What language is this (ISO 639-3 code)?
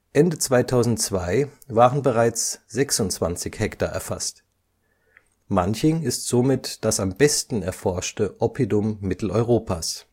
deu